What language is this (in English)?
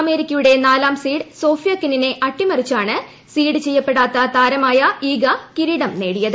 Malayalam